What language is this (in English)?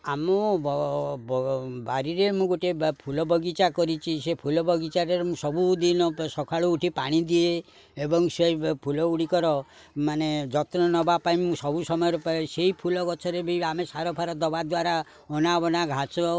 Odia